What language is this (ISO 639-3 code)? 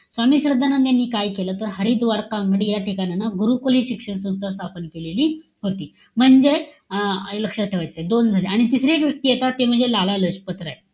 mar